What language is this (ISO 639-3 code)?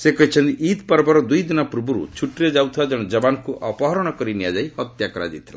ori